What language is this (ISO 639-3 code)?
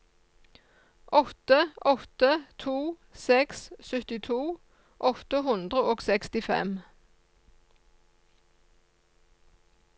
nor